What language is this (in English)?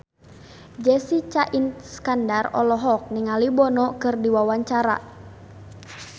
Sundanese